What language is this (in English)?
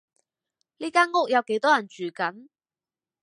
Cantonese